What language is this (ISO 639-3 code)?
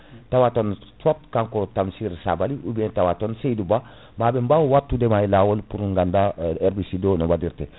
ful